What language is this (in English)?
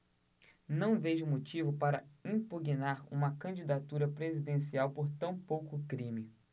Portuguese